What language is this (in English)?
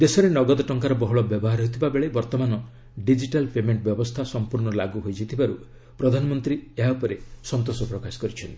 Odia